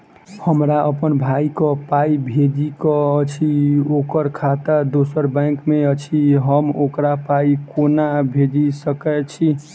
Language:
Maithili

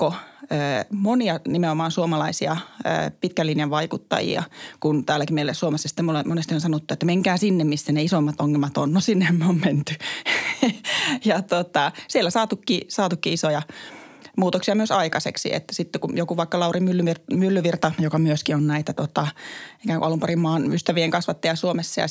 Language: Finnish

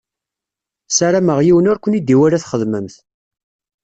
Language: Kabyle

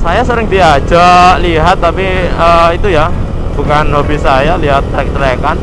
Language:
Indonesian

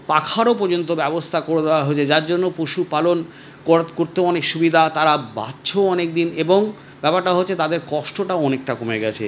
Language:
Bangla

